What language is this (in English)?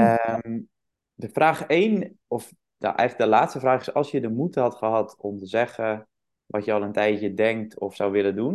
Dutch